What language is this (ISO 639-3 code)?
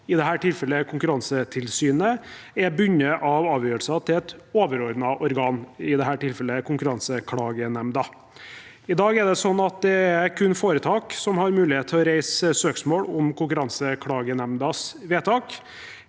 nor